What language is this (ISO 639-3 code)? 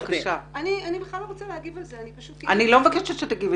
heb